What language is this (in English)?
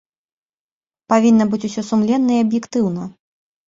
Belarusian